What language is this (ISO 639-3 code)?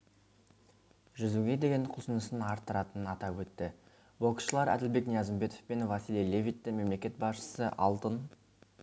kaz